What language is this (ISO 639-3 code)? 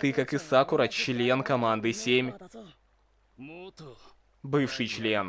rus